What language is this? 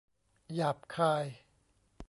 Thai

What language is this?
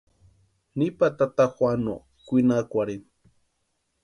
Western Highland Purepecha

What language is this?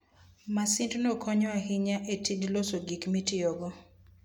Luo (Kenya and Tanzania)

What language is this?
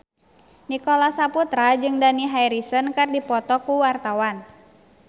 Sundanese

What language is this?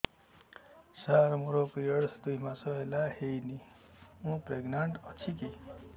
Odia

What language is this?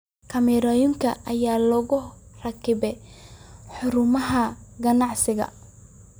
Somali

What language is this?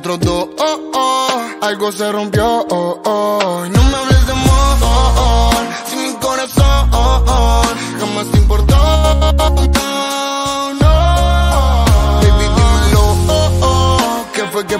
Romanian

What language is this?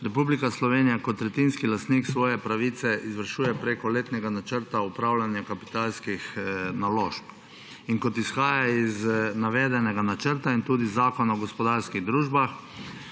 Slovenian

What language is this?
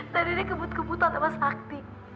Indonesian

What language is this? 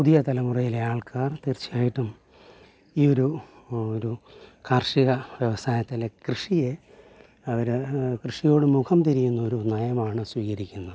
Malayalam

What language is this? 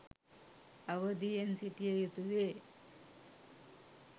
Sinhala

